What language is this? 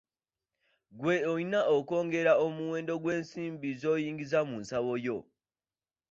Ganda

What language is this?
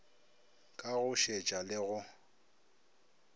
Northern Sotho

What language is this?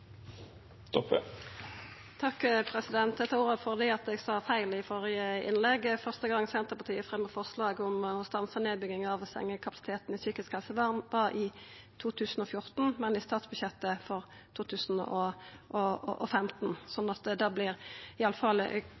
Norwegian Nynorsk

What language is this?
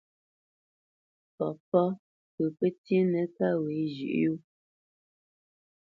Bamenyam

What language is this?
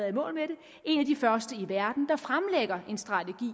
Danish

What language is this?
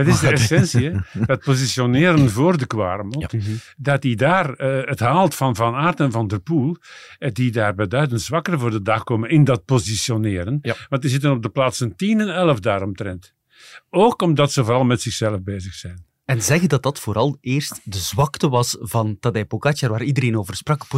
Dutch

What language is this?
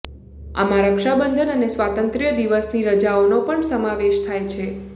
Gujarati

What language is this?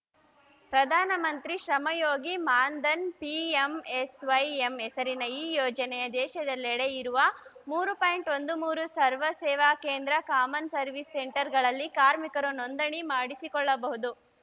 Kannada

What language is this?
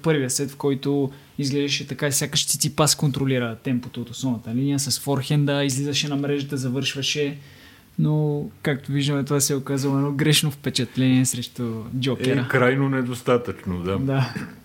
Bulgarian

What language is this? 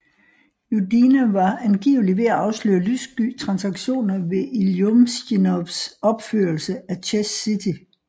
Danish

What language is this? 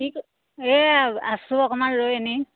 Assamese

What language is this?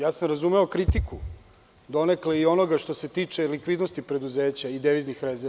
Serbian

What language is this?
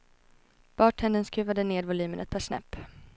Swedish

